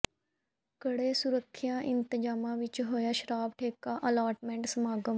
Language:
Punjabi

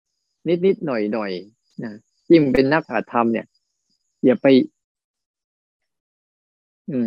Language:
Thai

